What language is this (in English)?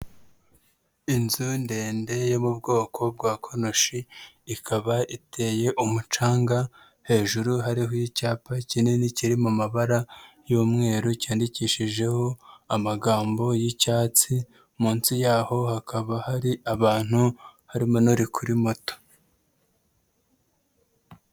Kinyarwanda